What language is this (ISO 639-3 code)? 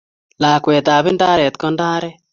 kln